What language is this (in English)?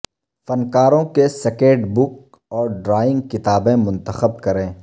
Urdu